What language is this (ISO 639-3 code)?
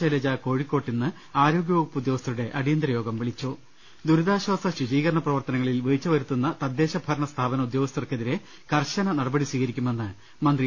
mal